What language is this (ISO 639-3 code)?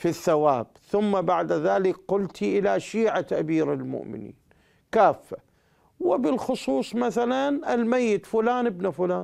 ara